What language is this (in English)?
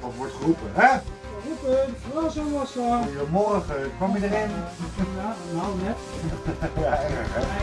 Dutch